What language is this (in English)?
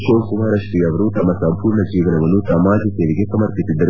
Kannada